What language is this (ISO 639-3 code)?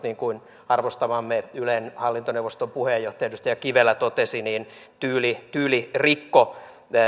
fin